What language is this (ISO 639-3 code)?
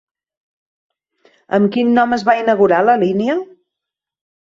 cat